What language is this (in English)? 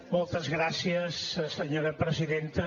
Catalan